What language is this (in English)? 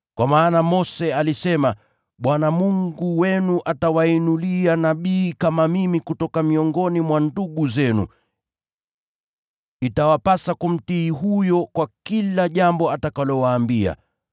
Swahili